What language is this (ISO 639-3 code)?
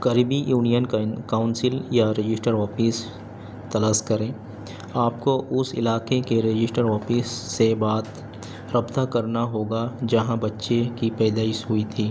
urd